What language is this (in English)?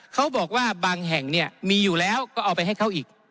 Thai